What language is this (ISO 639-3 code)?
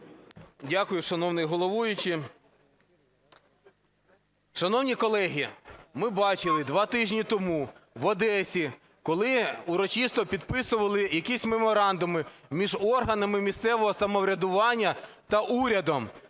ukr